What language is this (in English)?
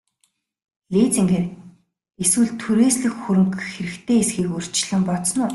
Mongolian